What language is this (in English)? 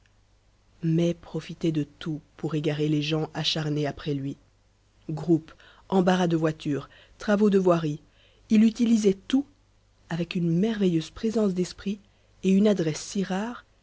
French